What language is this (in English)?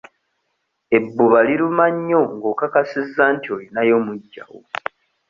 Ganda